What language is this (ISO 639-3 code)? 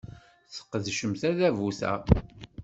kab